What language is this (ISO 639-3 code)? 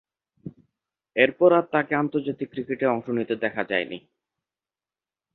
ben